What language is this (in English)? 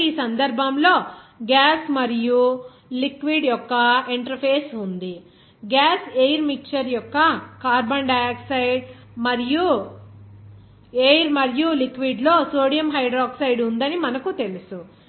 Telugu